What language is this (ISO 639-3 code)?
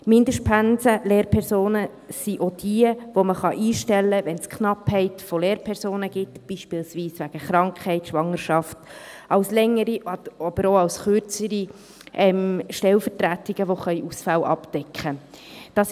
gsw